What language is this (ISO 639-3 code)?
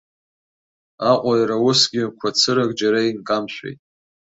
abk